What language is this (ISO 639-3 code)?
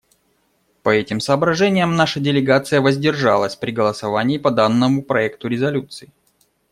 rus